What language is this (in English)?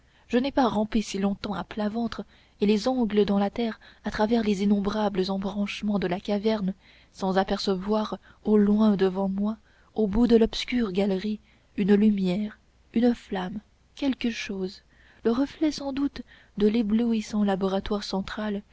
French